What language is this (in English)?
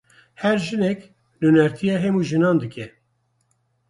Kurdish